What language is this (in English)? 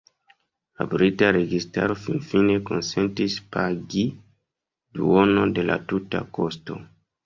Esperanto